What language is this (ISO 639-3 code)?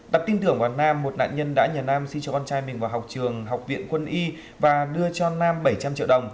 vie